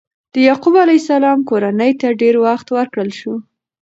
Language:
Pashto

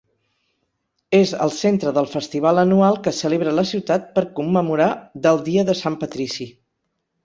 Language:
Catalan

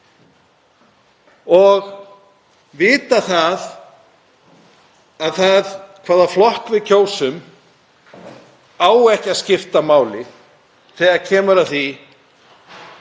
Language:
Icelandic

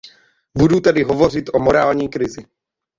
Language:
Czech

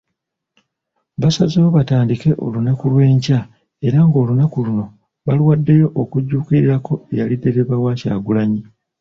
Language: Ganda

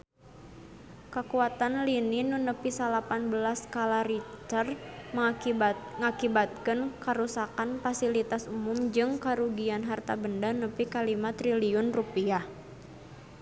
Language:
Sundanese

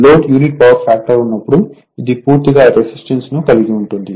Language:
Telugu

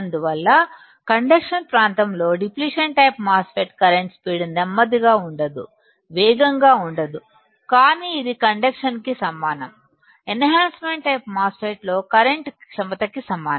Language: Telugu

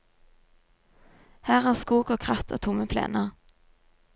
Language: Norwegian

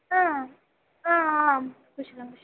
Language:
Sanskrit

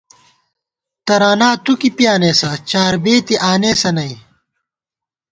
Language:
Gawar-Bati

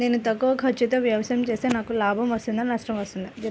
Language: Telugu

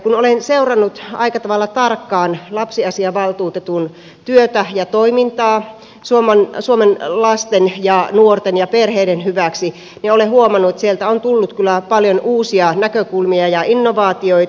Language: Finnish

